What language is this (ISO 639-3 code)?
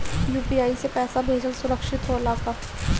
bho